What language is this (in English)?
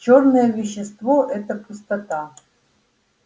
Russian